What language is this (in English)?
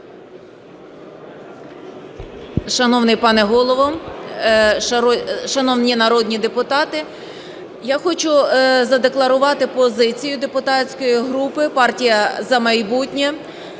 Ukrainian